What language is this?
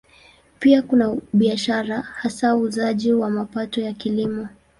Swahili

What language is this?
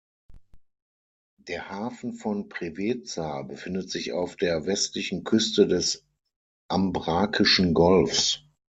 German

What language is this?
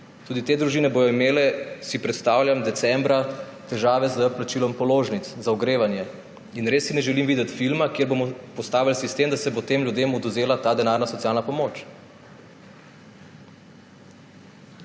Slovenian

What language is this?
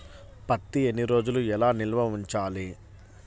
Telugu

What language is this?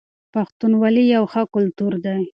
Pashto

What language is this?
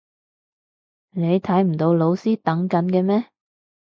Cantonese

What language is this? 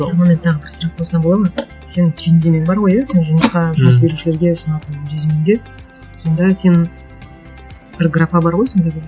Kazakh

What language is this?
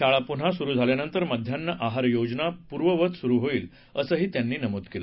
Marathi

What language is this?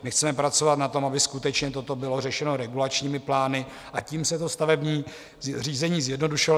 Czech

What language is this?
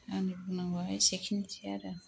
Bodo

